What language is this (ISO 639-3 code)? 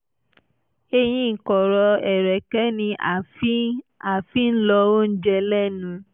yor